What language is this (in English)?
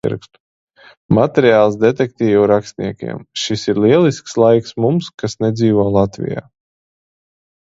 Latvian